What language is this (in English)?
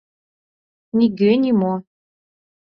Mari